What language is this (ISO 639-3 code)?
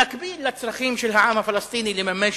heb